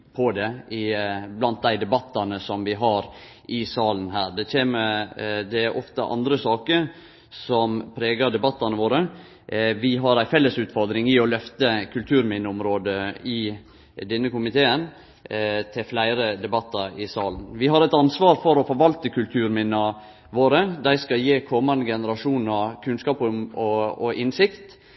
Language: Norwegian Nynorsk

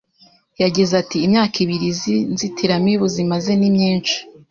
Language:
Kinyarwanda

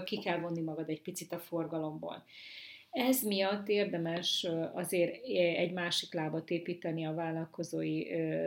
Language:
Hungarian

